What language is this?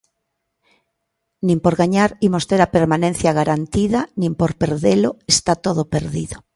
Galician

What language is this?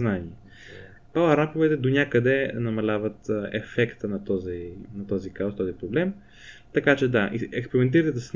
Bulgarian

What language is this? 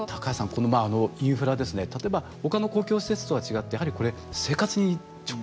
Japanese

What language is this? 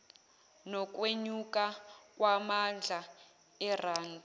Zulu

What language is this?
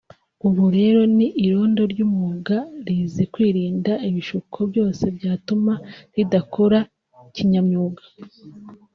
Kinyarwanda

